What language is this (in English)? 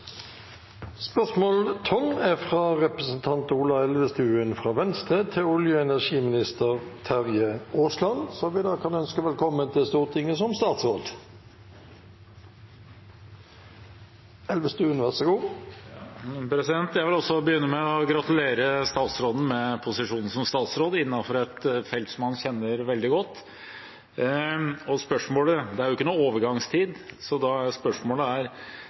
Norwegian